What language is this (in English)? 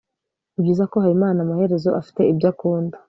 Kinyarwanda